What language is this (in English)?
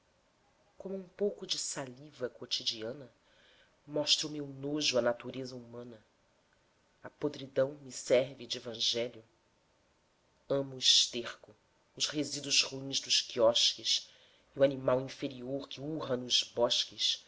Portuguese